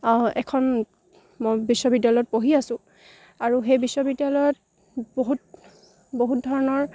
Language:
Assamese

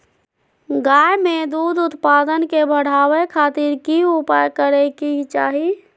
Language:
Magahi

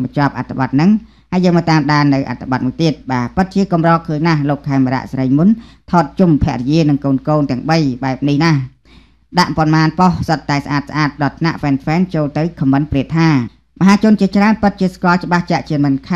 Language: Thai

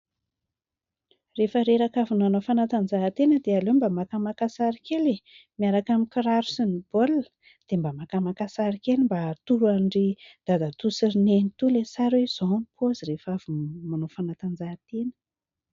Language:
Malagasy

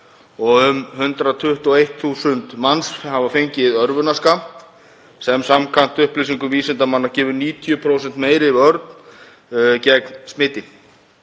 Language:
Icelandic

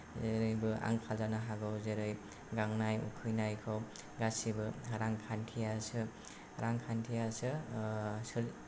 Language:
Bodo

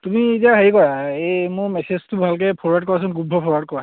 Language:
Assamese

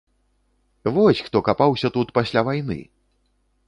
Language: Belarusian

